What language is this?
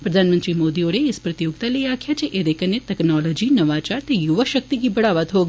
Dogri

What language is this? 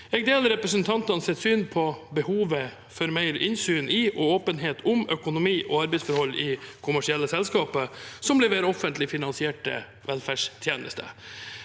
Norwegian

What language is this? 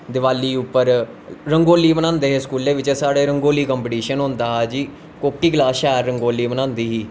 Dogri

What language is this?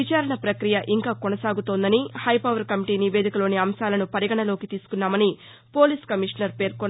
Telugu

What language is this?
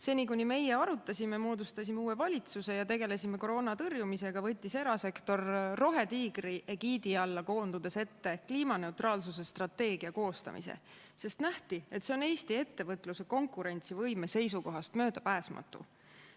Estonian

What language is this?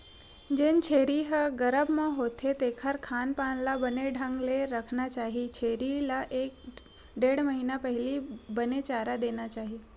Chhattisgarhi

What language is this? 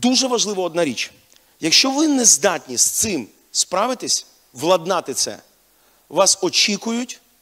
Ukrainian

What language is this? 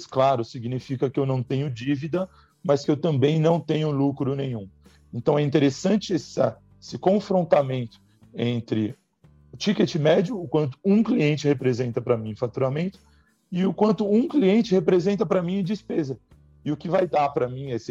Portuguese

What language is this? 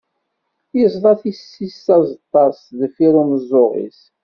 Kabyle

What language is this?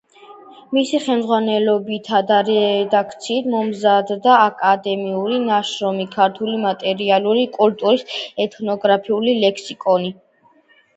Georgian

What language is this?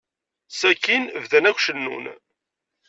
Kabyle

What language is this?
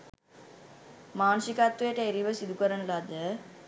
Sinhala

